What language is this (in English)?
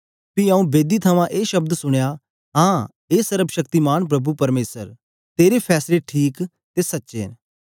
Dogri